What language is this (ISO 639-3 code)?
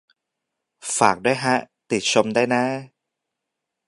tha